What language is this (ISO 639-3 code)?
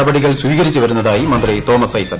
mal